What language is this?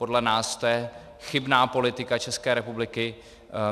Czech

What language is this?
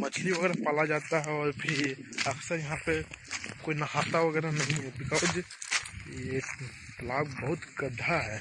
Hindi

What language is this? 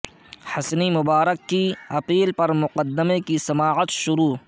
Urdu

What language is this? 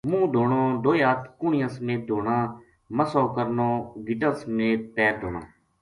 Gujari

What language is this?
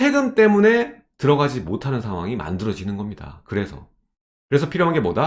Korean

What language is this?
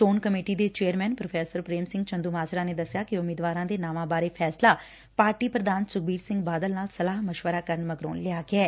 Punjabi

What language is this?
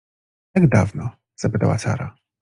Polish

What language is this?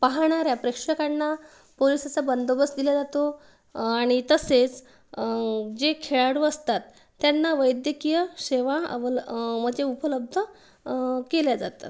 Marathi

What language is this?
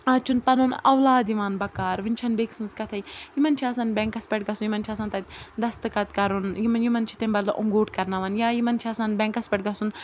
Kashmiri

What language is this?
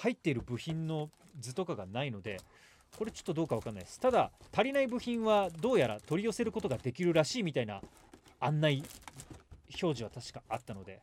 Japanese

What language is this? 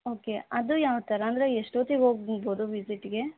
Kannada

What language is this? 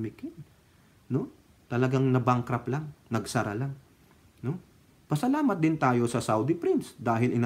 Filipino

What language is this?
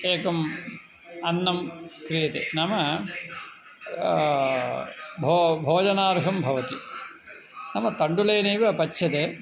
Sanskrit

